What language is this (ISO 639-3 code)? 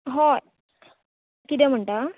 kok